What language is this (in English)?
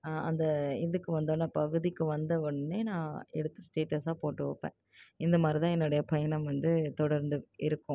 Tamil